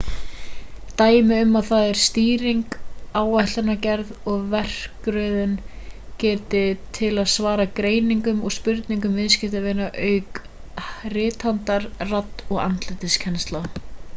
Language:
Icelandic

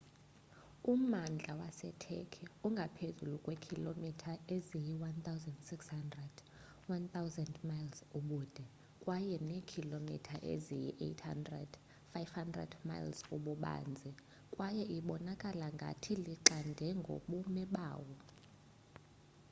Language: Xhosa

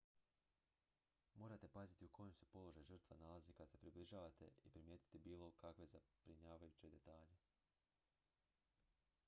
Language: Croatian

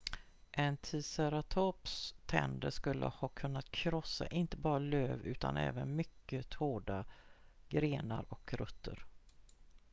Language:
Swedish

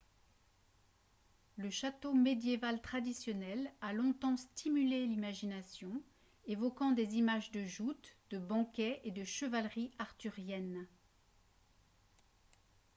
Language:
French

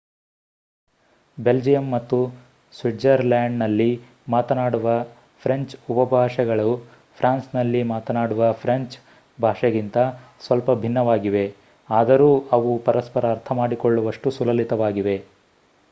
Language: Kannada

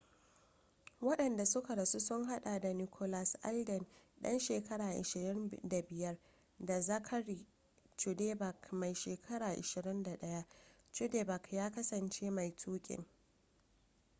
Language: Hausa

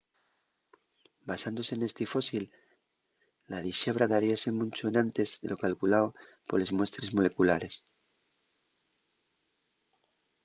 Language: Asturian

